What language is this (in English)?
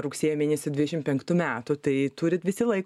Lithuanian